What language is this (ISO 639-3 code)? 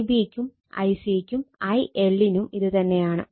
mal